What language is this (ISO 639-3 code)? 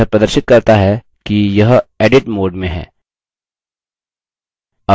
hin